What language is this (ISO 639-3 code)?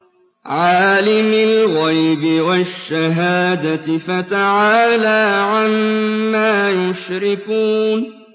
ara